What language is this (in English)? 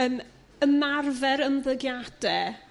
Welsh